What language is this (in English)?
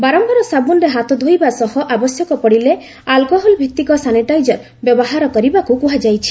Odia